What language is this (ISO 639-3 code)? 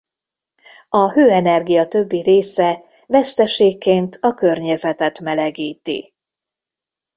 hun